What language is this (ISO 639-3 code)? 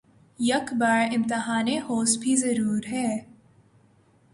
urd